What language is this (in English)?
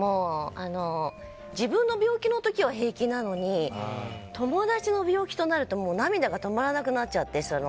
Japanese